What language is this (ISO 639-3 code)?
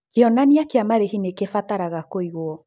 kik